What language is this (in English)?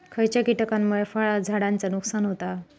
Marathi